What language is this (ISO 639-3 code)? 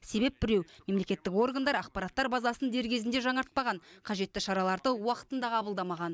kaz